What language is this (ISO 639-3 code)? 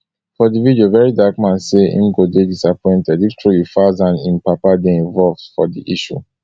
pcm